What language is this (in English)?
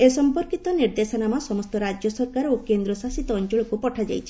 Odia